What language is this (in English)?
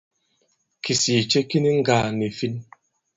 Bankon